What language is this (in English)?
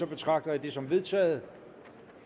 Danish